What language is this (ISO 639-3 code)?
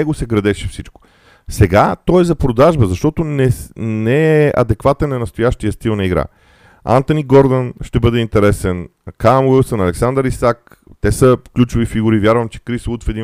bul